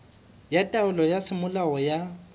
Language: Southern Sotho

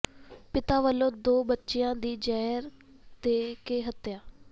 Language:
Punjabi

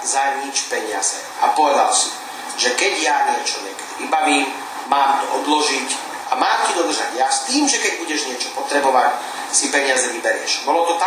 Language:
Slovak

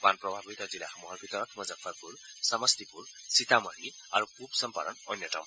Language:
Assamese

